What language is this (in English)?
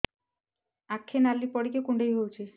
Odia